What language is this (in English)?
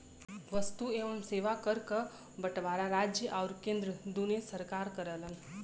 Bhojpuri